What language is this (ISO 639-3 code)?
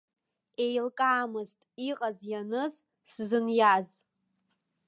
abk